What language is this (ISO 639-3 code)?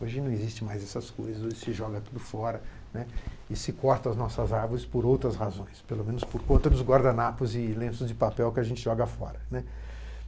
por